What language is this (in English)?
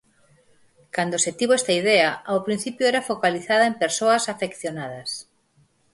Galician